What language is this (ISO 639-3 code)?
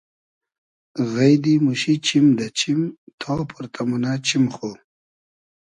haz